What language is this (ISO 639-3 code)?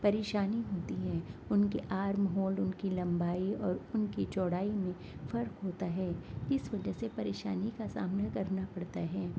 urd